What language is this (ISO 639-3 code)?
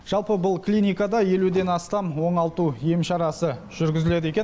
kaz